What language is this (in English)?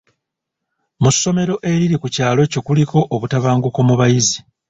Ganda